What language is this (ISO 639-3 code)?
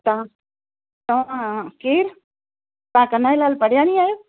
snd